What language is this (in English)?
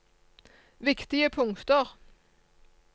Norwegian